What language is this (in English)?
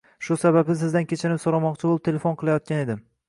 Uzbek